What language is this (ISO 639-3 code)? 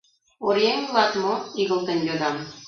chm